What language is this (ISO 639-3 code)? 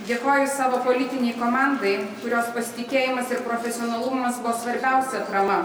lit